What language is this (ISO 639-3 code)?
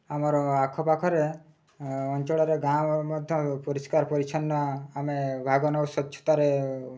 ori